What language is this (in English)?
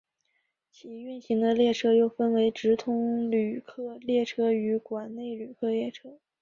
Chinese